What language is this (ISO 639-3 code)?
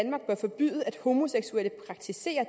dan